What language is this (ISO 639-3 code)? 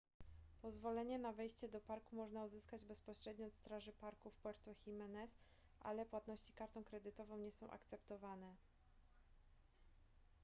pol